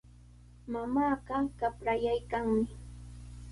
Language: Sihuas Ancash Quechua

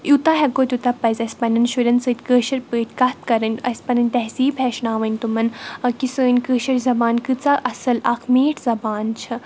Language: Kashmiri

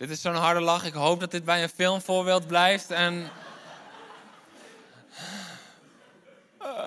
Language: Dutch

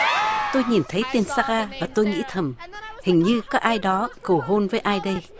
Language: Vietnamese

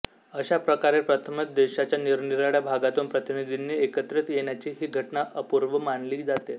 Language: Marathi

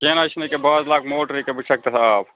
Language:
Kashmiri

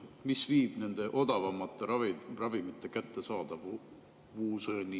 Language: Estonian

